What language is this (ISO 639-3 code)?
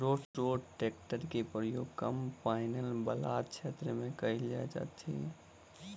mai